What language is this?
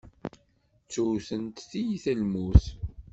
Kabyle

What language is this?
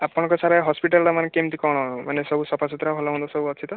Odia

